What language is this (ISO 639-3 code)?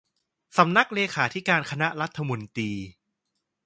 tha